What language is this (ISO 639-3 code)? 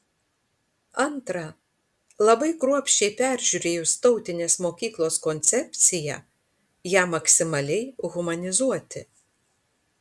lit